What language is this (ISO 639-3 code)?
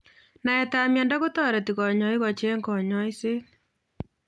kln